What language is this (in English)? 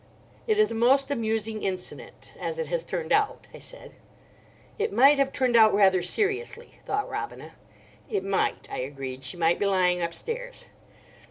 English